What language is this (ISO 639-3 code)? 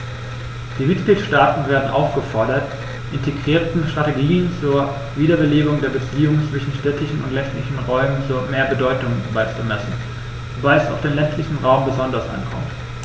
deu